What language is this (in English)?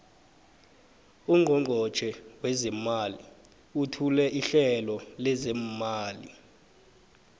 South Ndebele